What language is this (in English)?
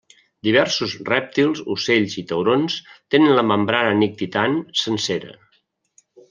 Catalan